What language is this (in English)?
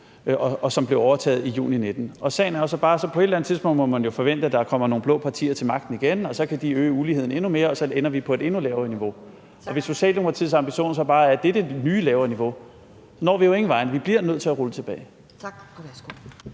Danish